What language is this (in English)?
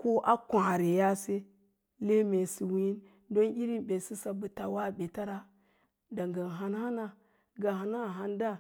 Lala-Roba